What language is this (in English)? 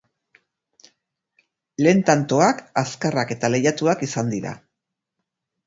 Basque